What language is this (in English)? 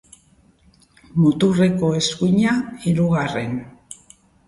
Basque